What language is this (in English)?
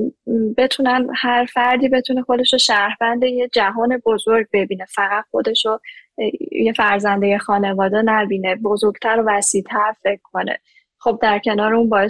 Persian